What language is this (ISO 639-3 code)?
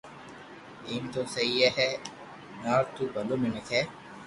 lrk